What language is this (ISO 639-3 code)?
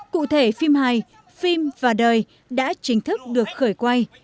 vie